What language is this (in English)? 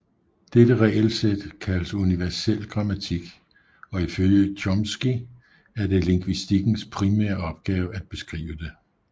Danish